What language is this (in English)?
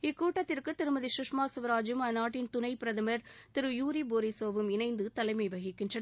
Tamil